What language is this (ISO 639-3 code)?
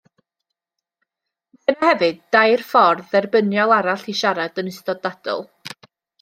cym